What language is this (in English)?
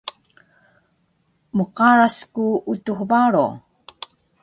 Taroko